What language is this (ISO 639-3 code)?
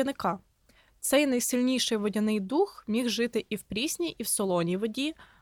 ukr